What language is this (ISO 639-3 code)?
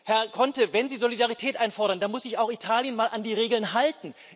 deu